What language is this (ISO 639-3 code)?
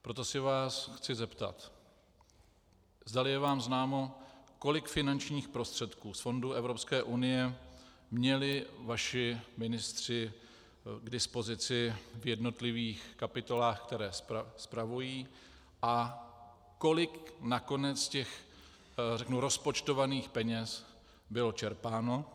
ces